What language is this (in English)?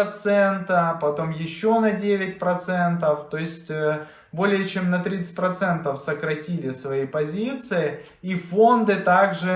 Russian